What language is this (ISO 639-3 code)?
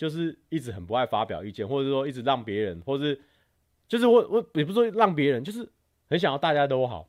zho